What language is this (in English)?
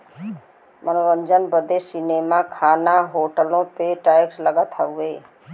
Bhojpuri